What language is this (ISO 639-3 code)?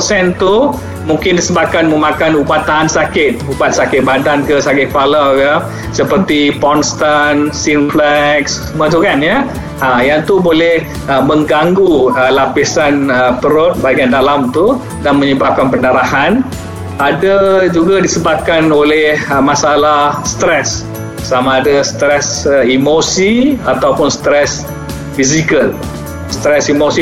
msa